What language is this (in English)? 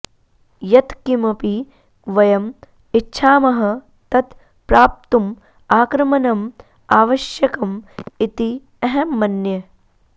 Sanskrit